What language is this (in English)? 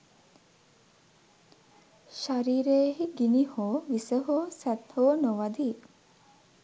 Sinhala